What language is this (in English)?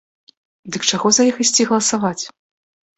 Belarusian